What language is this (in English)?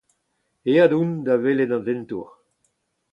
Breton